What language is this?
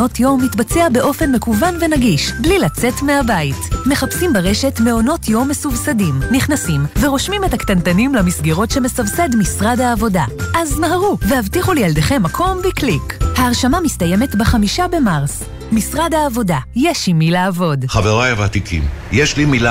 Hebrew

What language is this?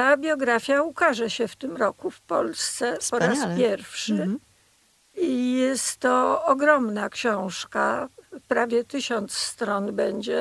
Polish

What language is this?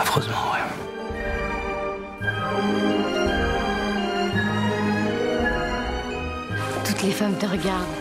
French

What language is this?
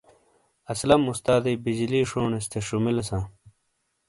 Shina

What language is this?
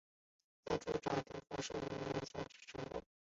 Chinese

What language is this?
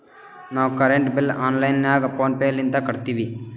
Kannada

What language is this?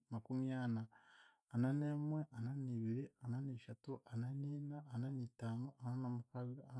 Chiga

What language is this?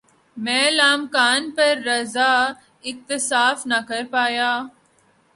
Urdu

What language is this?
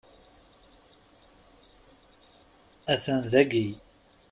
Kabyle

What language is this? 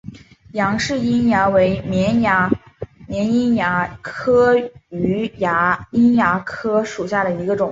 Chinese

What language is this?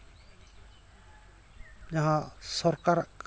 Santali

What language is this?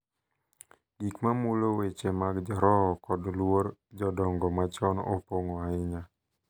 Luo (Kenya and Tanzania)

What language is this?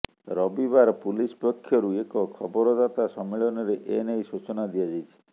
Odia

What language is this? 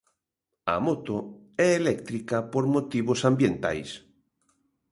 Galician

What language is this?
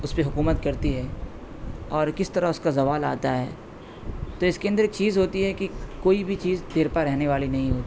Urdu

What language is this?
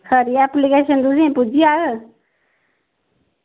Dogri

